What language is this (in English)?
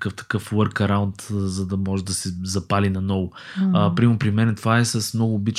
Bulgarian